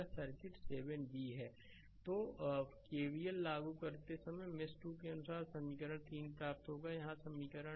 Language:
Hindi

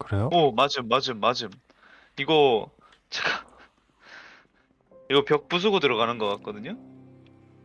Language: Korean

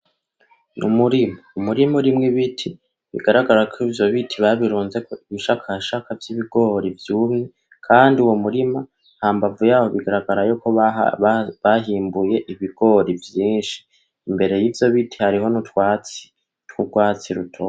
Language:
Rundi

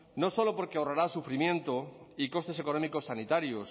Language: Spanish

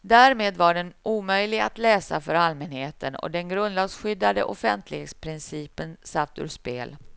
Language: Swedish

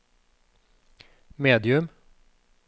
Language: Norwegian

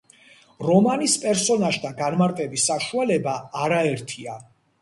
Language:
Georgian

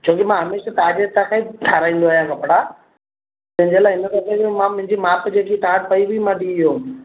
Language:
Sindhi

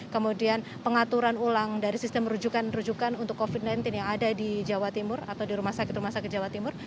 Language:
Indonesian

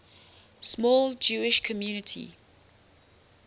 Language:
English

